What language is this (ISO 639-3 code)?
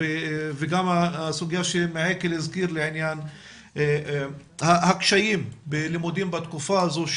heb